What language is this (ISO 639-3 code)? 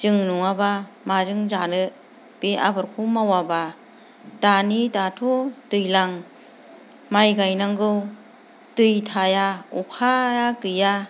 brx